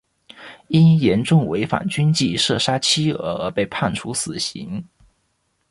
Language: Chinese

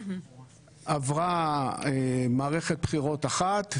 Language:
Hebrew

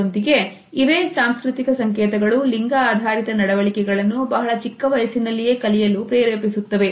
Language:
Kannada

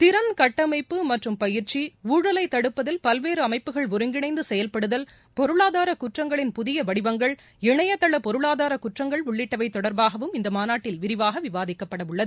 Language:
Tamil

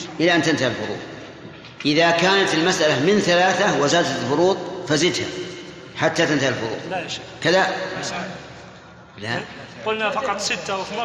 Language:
Arabic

